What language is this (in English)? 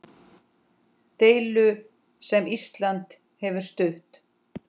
Icelandic